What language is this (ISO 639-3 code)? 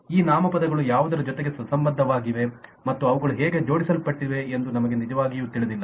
kan